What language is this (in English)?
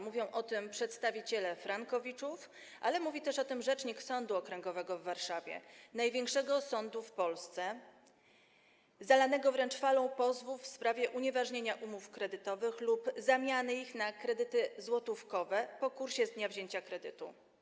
Polish